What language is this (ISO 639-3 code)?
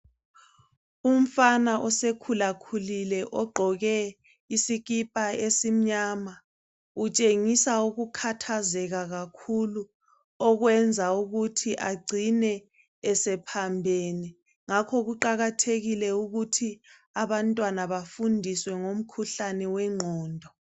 nde